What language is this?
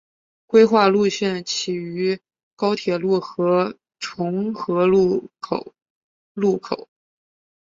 Chinese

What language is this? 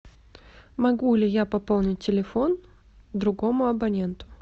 Russian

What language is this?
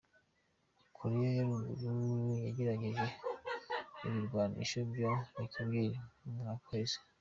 Kinyarwanda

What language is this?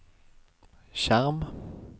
Norwegian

